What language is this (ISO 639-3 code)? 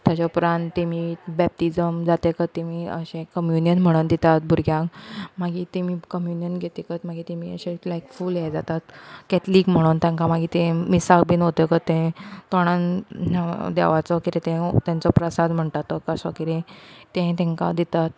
kok